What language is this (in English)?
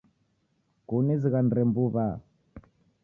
Taita